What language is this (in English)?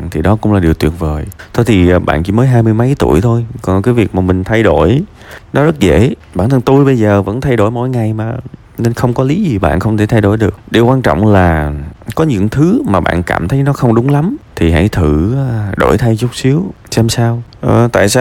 Vietnamese